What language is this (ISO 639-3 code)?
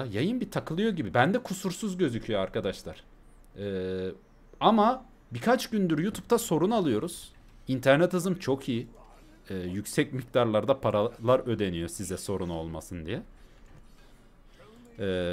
tur